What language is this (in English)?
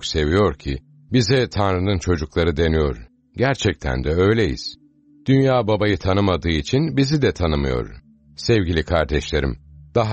Turkish